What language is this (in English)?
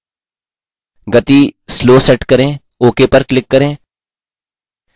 Hindi